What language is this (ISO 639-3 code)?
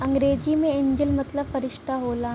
bho